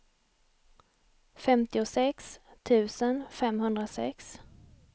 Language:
Swedish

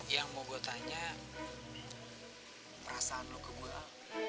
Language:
Indonesian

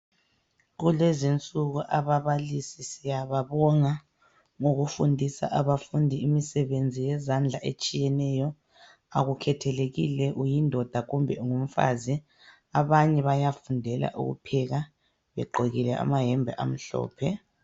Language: North Ndebele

